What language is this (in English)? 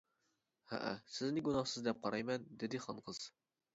Uyghur